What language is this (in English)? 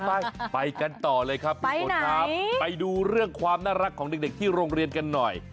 Thai